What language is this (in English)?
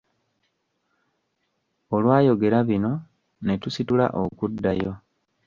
Ganda